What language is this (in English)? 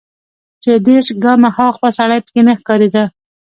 Pashto